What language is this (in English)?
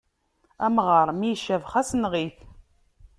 Kabyle